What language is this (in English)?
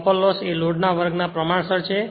Gujarati